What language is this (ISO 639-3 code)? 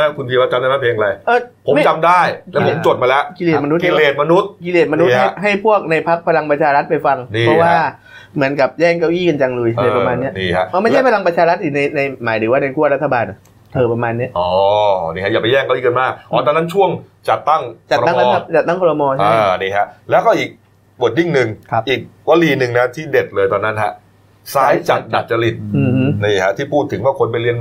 tha